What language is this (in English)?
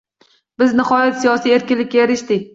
Uzbek